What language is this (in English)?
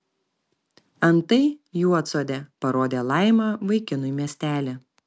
Lithuanian